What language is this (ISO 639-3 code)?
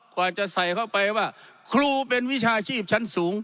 tha